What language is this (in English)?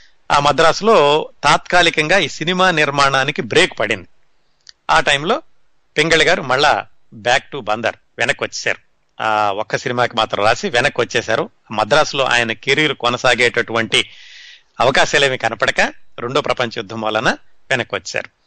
Telugu